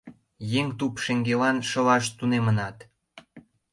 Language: Mari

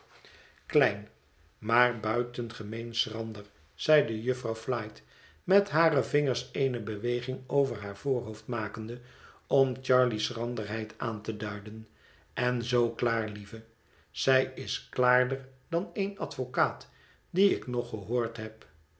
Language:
Dutch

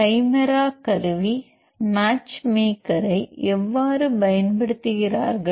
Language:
Tamil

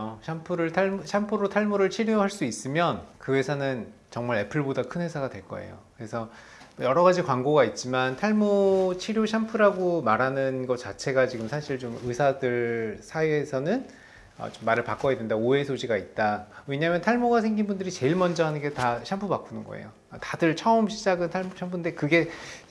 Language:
Korean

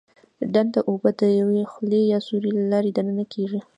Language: Pashto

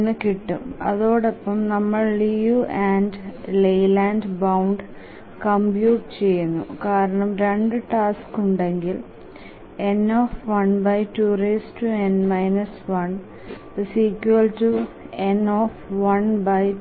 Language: Malayalam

